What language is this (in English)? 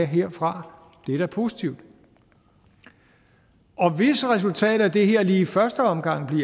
Danish